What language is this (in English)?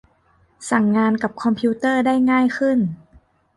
Thai